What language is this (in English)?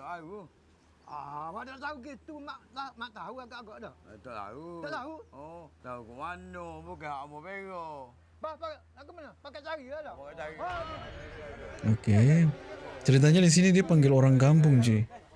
Indonesian